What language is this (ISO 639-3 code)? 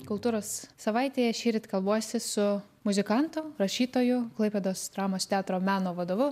lit